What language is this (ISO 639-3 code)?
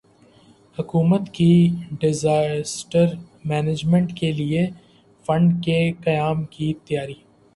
urd